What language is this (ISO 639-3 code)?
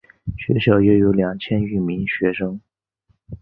zho